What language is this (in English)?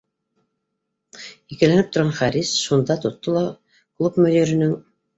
Bashkir